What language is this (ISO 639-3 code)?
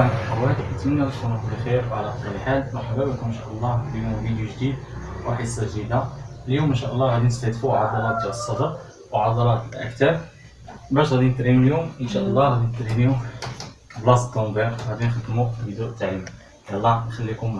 ara